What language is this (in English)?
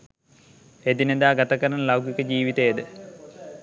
Sinhala